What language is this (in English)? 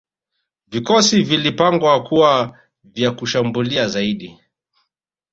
Swahili